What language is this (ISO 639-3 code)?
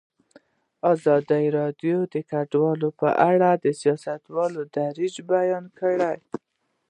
pus